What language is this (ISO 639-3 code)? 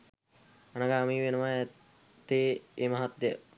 sin